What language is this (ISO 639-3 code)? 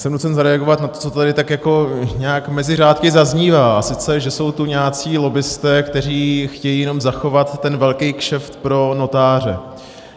ces